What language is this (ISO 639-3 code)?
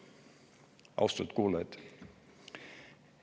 est